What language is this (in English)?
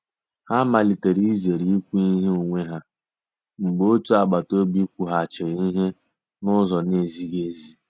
Igbo